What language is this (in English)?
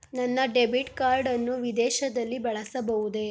Kannada